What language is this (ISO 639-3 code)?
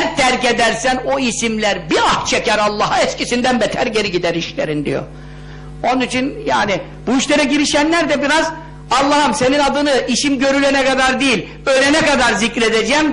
tur